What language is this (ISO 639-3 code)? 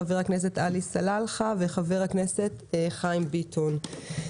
heb